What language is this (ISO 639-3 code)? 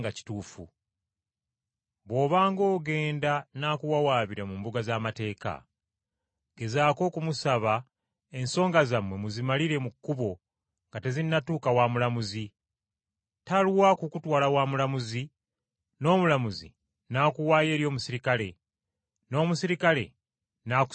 lug